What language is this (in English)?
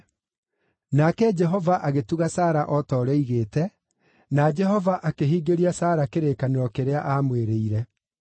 Kikuyu